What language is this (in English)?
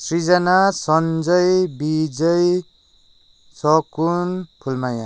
Nepali